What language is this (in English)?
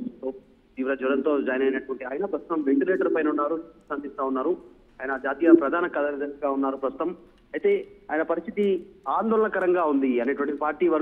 Telugu